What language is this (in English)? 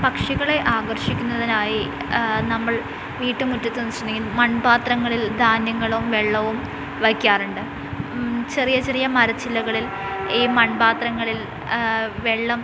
Malayalam